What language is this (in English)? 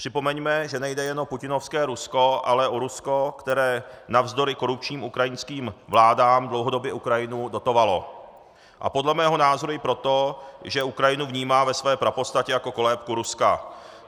Czech